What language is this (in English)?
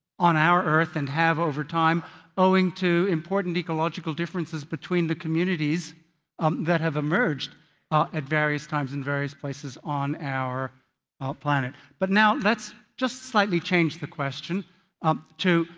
English